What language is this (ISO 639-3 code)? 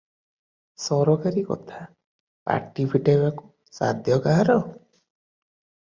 ori